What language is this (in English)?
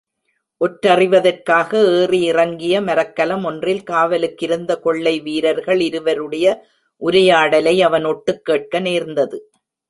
Tamil